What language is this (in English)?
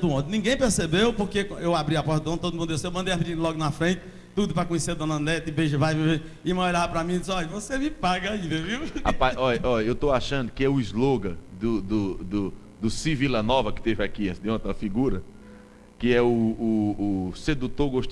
Portuguese